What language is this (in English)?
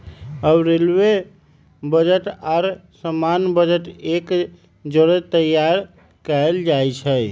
Magahi